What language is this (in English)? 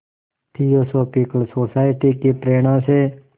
Hindi